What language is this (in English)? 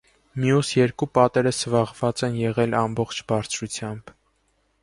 Armenian